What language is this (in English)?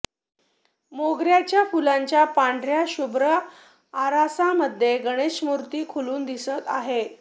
Marathi